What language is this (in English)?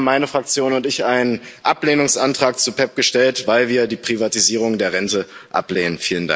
German